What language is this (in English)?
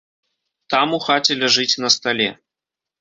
Belarusian